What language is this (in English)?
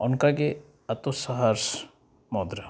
Santali